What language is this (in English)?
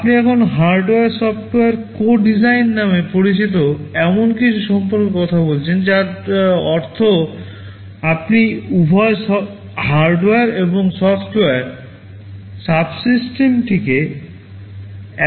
Bangla